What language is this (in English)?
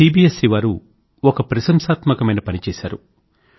Telugu